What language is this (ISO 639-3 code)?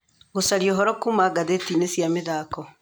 kik